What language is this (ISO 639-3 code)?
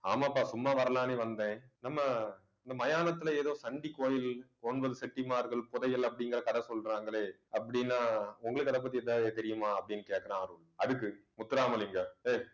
tam